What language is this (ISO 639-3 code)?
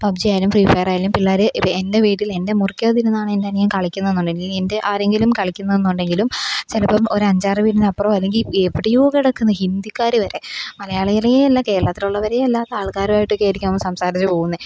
mal